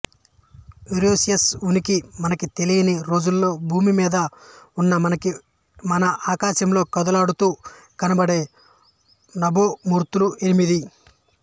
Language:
Telugu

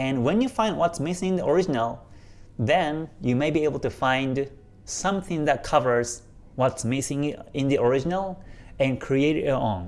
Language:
English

